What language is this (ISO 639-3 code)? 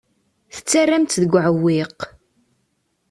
kab